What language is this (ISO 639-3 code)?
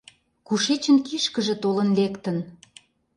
chm